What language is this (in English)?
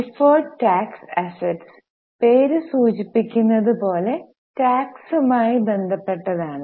Malayalam